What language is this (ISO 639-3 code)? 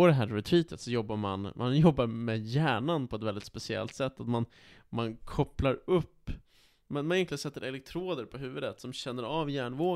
swe